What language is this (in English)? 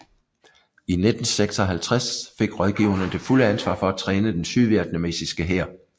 Danish